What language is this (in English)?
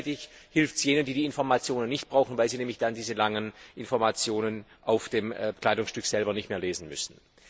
German